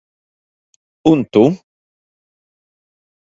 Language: Latvian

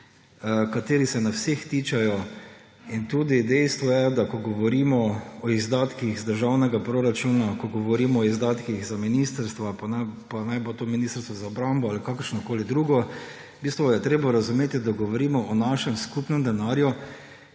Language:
Slovenian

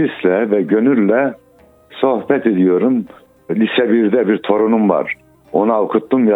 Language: Turkish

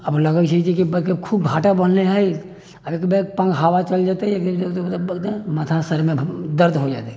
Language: Maithili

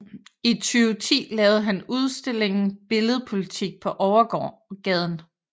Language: Danish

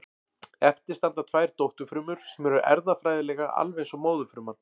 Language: Icelandic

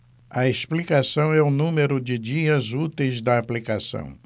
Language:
Portuguese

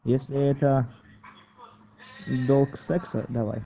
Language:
Russian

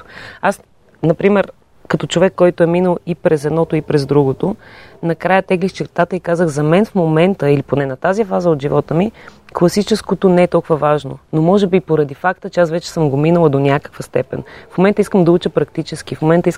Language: Bulgarian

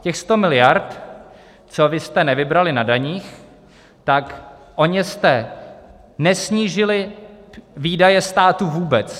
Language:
Czech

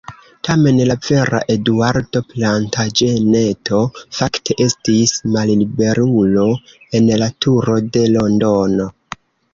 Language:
Esperanto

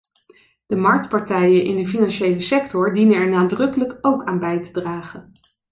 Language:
Dutch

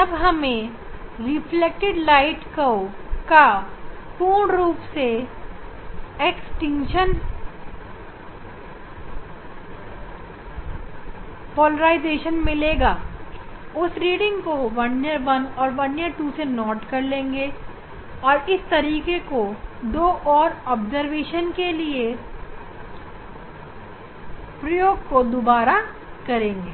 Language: Hindi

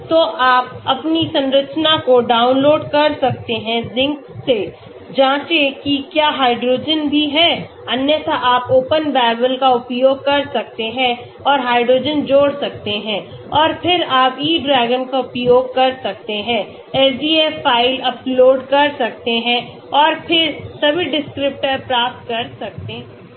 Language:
Hindi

